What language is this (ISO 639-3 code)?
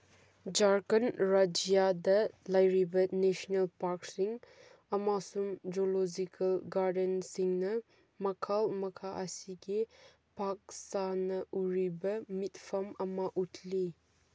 mni